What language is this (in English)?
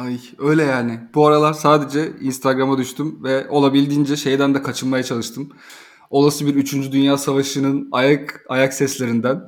Turkish